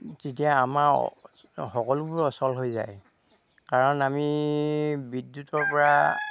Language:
Assamese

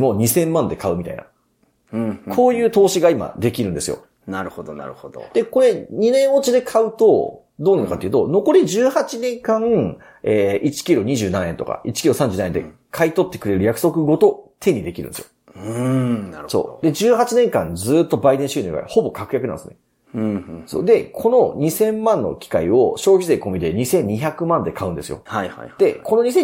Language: Japanese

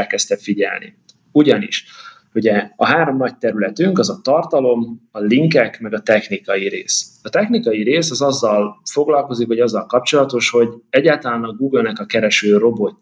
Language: Hungarian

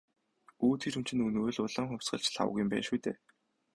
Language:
Mongolian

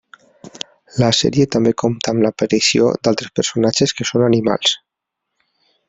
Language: Catalan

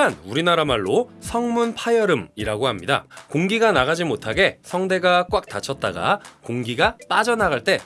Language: Korean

